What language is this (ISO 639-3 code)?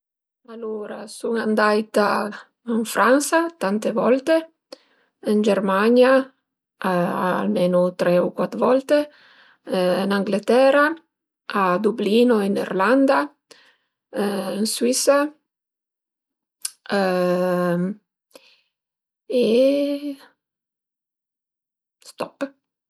pms